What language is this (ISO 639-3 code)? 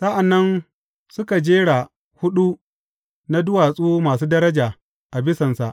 hau